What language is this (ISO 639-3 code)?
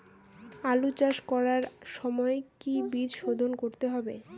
ben